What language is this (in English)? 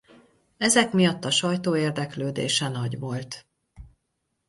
Hungarian